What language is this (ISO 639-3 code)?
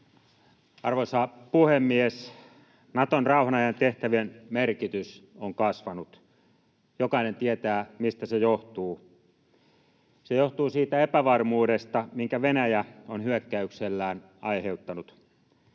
fin